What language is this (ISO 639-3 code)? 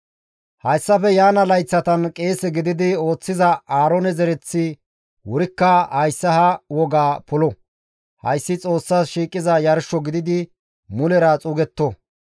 gmv